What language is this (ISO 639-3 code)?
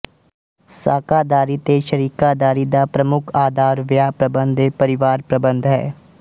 pan